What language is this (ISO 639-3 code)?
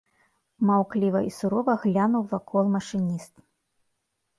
bel